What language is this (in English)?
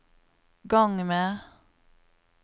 Norwegian